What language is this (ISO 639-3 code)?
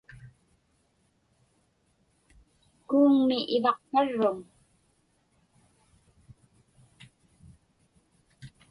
ipk